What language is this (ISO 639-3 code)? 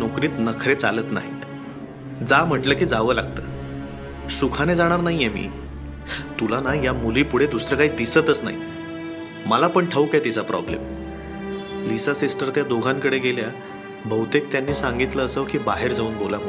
mar